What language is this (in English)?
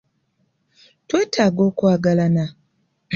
Ganda